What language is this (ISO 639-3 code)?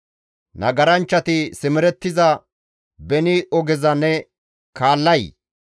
gmv